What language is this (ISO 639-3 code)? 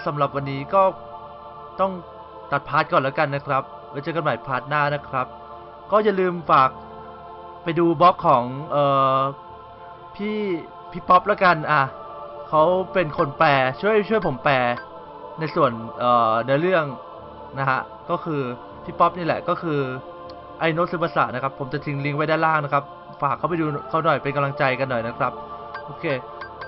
tha